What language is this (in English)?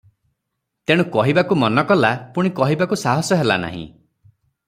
Odia